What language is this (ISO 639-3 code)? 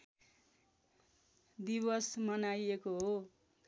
nep